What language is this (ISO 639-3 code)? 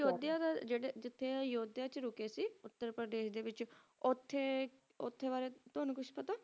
pan